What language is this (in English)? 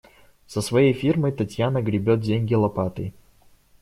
Russian